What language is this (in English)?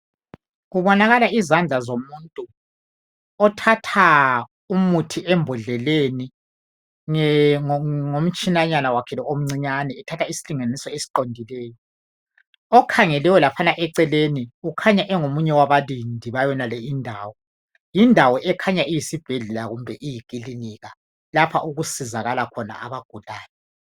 North Ndebele